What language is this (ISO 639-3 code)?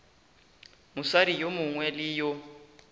nso